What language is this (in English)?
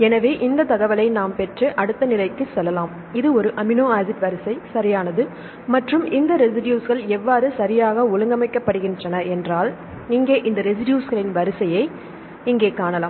Tamil